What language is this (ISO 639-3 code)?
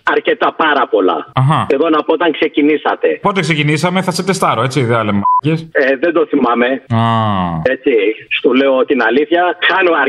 ell